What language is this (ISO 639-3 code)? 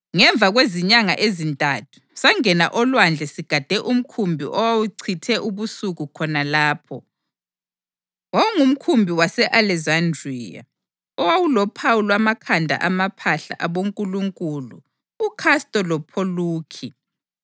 nde